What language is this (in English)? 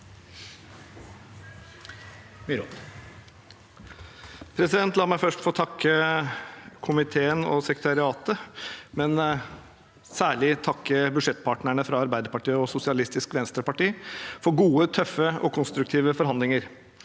Norwegian